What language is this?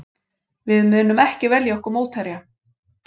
Icelandic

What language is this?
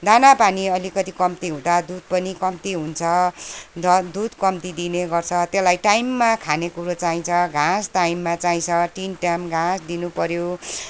Nepali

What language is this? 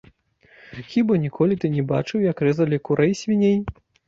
Belarusian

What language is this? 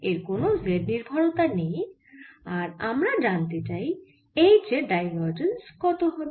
Bangla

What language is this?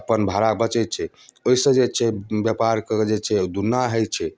Maithili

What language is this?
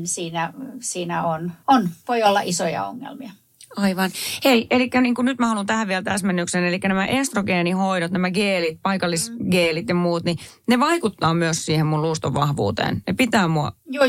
Finnish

